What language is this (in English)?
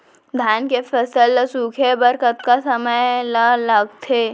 Chhattisgarhi